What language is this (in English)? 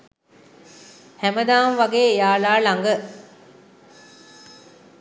Sinhala